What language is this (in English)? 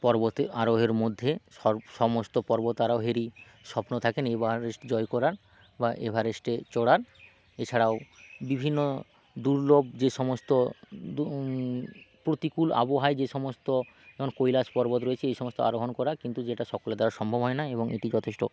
Bangla